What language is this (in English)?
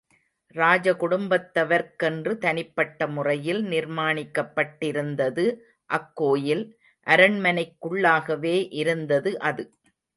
Tamil